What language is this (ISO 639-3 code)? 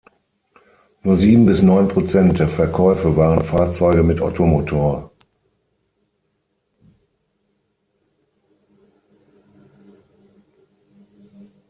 deu